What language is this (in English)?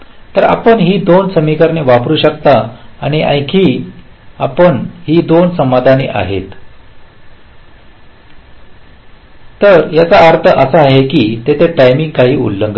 Marathi